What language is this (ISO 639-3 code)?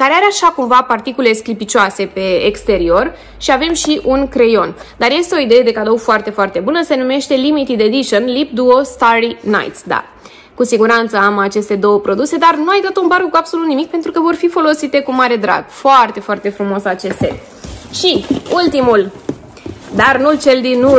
ron